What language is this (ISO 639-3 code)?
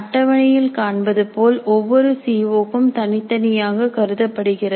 tam